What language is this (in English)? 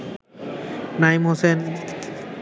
Bangla